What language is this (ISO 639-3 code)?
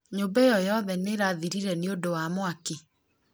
kik